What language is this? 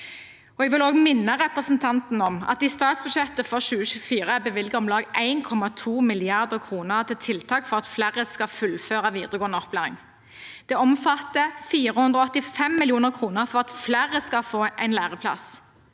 Norwegian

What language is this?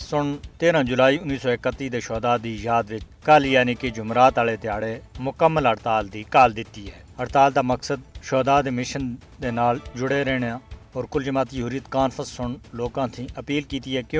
Urdu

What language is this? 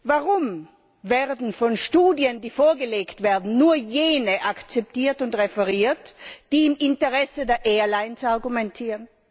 German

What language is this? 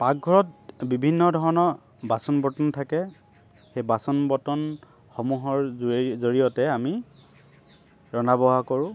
Assamese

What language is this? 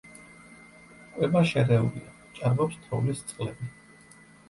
Georgian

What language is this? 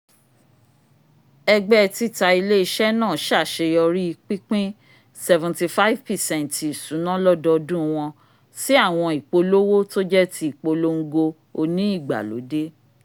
Yoruba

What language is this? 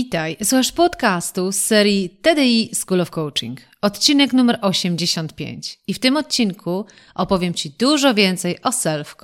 Polish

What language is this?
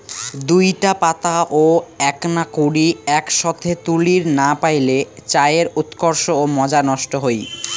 Bangla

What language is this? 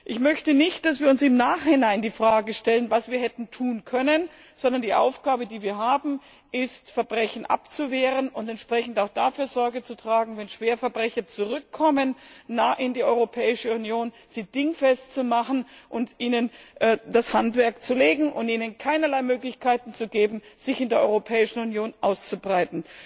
German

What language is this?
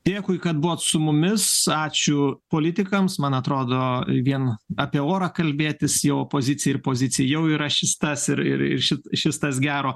Lithuanian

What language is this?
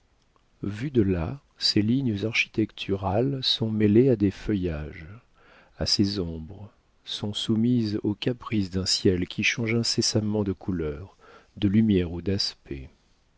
French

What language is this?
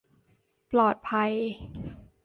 Thai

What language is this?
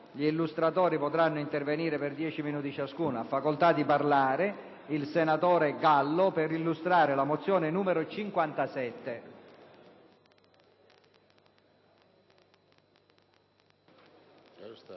Italian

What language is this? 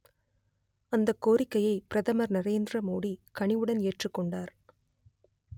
Tamil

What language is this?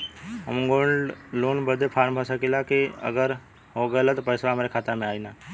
Bhojpuri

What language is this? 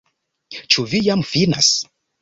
Esperanto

